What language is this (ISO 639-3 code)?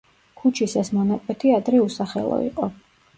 kat